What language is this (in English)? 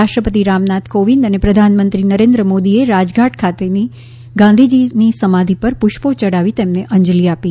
Gujarati